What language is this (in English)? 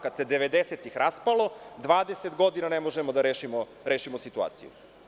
Serbian